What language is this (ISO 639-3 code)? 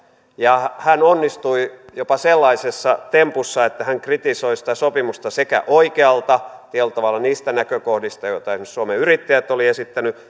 fin